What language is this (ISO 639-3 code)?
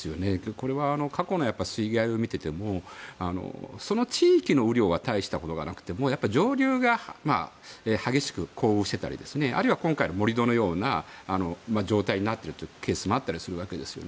jpn